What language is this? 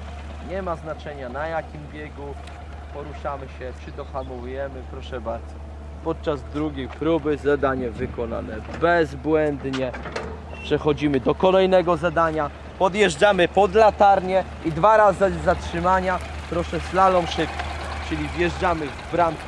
Polish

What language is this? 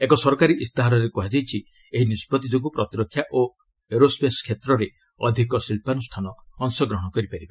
Odia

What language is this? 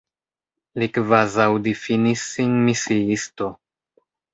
Esperanto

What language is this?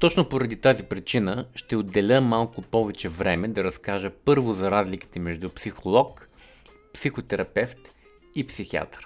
Bulgarian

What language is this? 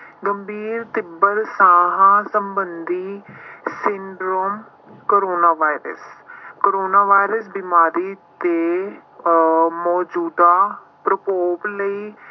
Punjabi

